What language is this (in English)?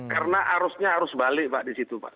Indonesian